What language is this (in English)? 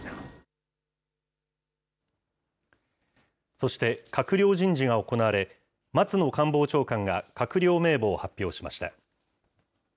Japanese